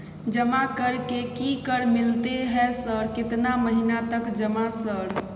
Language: Maithili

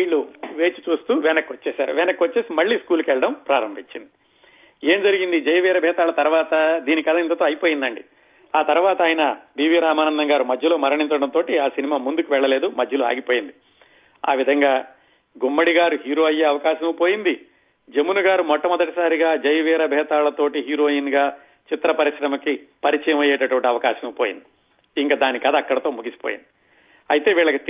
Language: Telugu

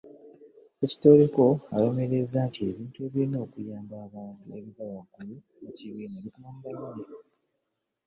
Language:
Ganda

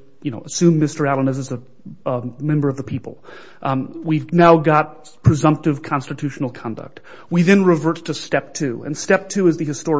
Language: English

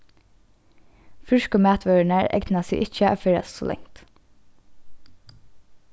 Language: Faroese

